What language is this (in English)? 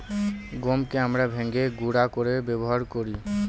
Bangla